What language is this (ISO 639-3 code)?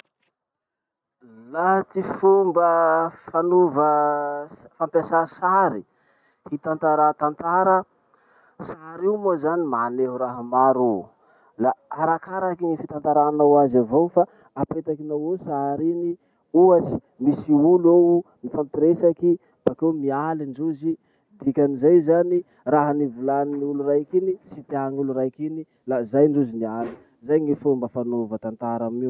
msh